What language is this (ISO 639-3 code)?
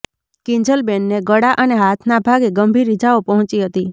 guj